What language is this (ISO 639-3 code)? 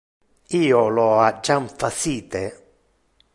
ina